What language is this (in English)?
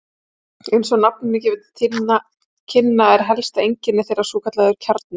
Icelandic